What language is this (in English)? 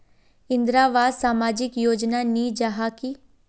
Magahi